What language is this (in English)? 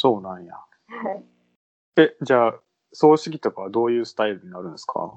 Japanese